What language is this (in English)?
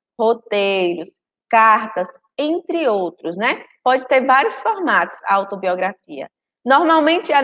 Portuguese